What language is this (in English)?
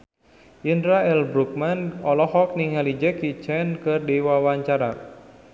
Sundanese